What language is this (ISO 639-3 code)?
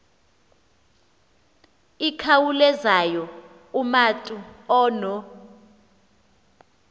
xho